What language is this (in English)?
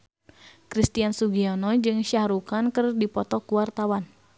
Sundanese